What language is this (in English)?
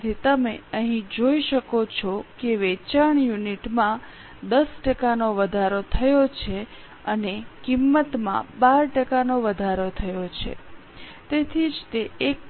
Gujarati